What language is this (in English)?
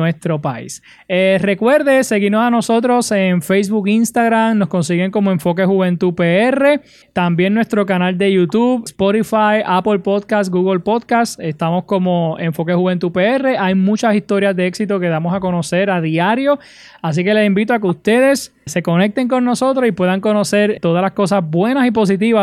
Spanish